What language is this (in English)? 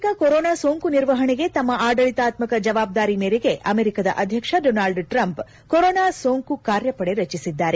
Kannada